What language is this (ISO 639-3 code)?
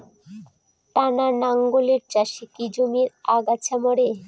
ben